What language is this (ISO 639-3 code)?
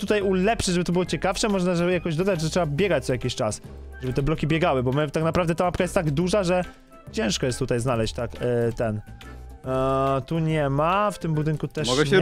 pol